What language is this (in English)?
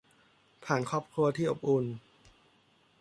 Thai